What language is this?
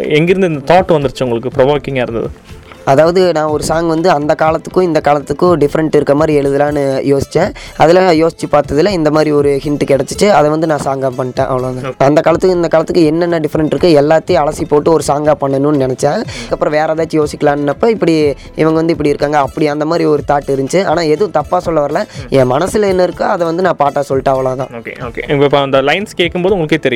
Tamil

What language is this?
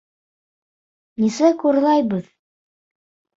Bashkir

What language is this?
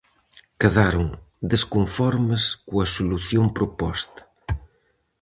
Galician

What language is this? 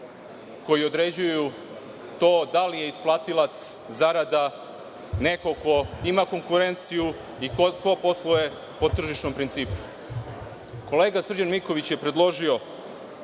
Serbian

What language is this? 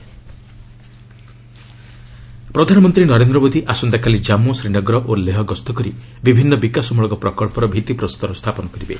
Odia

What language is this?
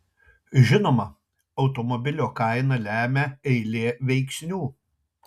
Lithuanian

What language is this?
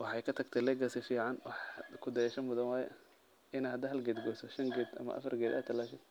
Somali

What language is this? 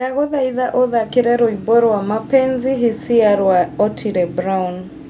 Kikuyu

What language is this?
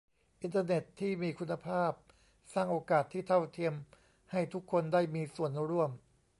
Thai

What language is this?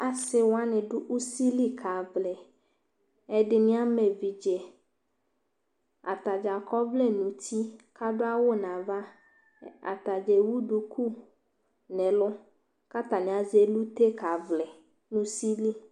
Ikposo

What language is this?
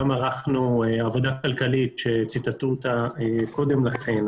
Hebrew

